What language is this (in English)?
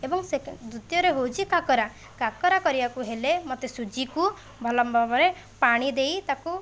Odia